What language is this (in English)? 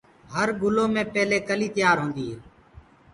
Gurgula